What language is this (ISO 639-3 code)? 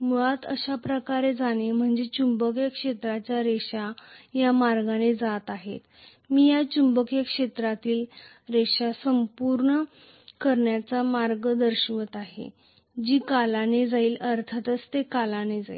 mar